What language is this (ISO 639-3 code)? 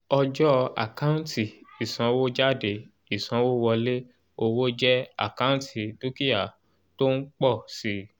yor